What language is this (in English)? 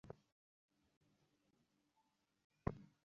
Bangla